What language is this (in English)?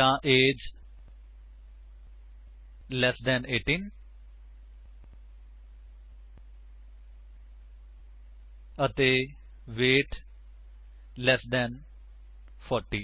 Punjabi